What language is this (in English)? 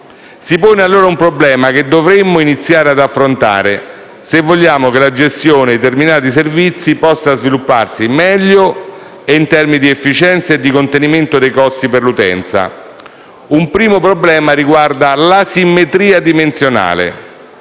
Italian